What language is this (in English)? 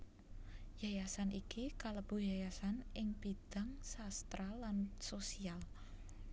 Javanese